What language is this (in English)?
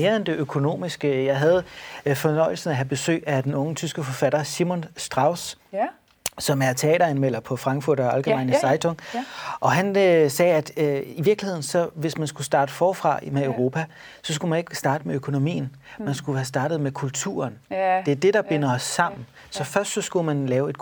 Danish